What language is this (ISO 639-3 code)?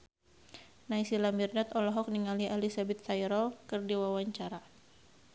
sun